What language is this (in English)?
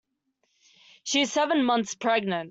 English